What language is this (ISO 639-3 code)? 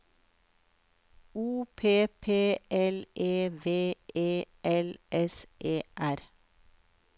nor